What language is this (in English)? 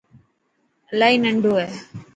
Dhatki